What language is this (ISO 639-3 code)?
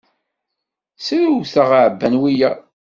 kab